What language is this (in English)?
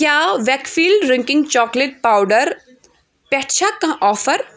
Kashmiri